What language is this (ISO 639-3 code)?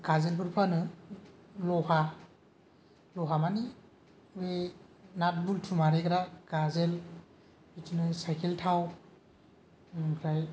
brx